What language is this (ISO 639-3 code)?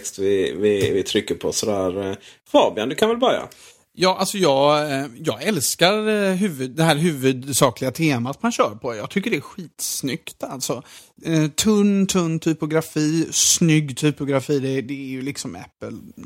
swe